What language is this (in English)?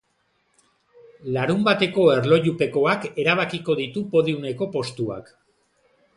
Basque